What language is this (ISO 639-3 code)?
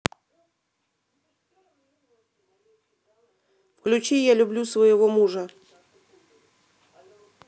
rus